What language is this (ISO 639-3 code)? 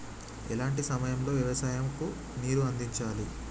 tel